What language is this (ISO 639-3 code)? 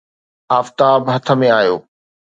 snd